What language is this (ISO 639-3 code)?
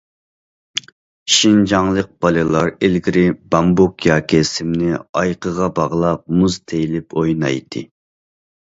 uig